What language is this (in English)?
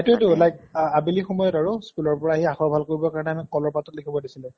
Assamese